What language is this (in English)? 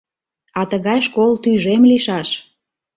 Mari